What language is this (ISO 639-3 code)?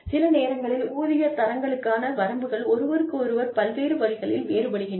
tam